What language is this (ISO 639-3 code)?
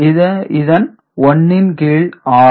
tam